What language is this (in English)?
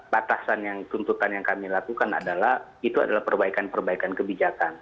Indonesian